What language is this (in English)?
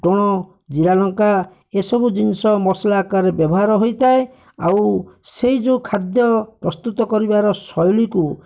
Odia